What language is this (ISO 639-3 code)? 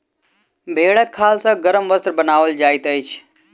mai